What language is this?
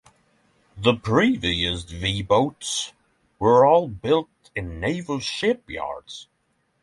English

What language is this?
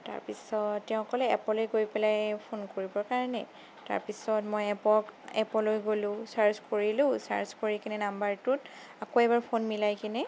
Assamese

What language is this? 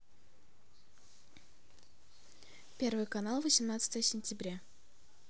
Russian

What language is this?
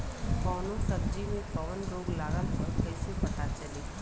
Bhojpuri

